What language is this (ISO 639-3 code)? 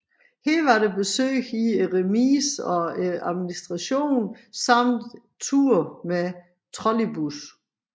dan